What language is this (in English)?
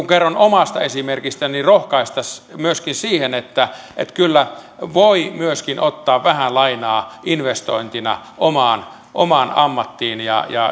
Finnish